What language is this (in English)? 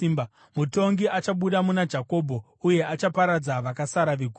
Shona